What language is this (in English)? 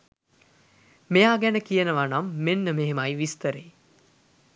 Sinhala